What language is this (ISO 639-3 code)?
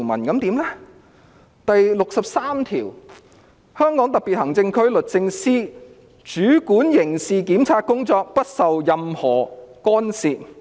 yue